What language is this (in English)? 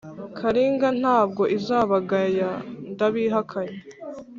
Kinyarwanda